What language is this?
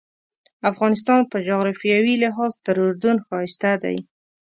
Pashto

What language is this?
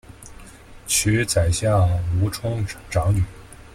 Chinese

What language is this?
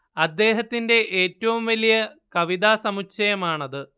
Malayalam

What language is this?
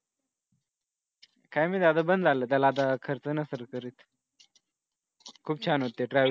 Marathi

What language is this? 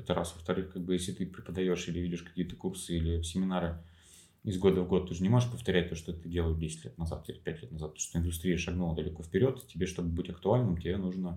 Russian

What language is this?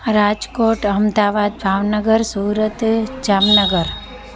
Sindhi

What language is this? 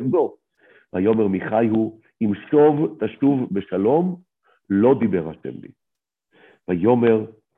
Hebrew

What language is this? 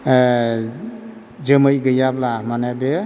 Bodo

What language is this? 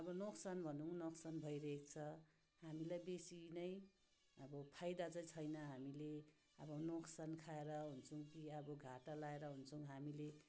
Nepali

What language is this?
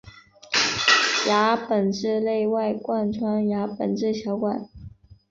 Chinese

